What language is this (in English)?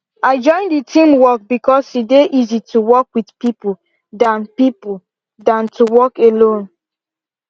Nigerian Pidgin